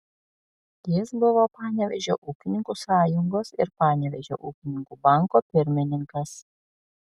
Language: Lithuanian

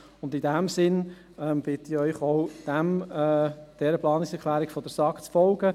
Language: Swiss German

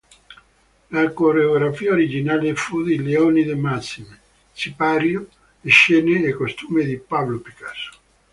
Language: Italian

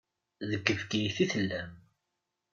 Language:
Kabyle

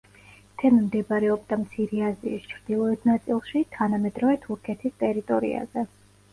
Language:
Georgian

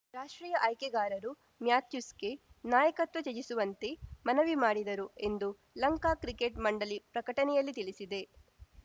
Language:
Kannada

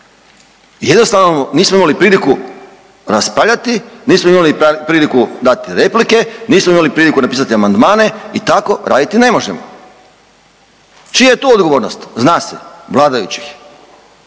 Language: Croatian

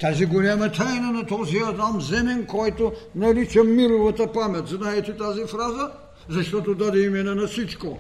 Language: Bulgarian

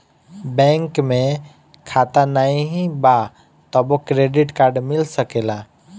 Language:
Bhojpuri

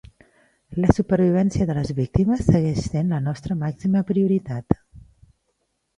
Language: Catalan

